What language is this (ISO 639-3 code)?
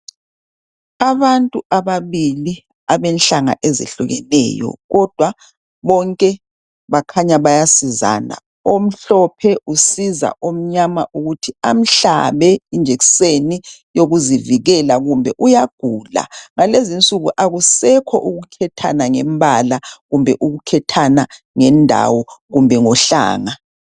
nde